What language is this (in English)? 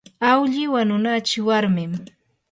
Yanahuanca Pasco Quechua